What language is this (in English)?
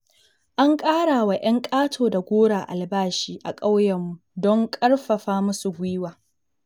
Hausa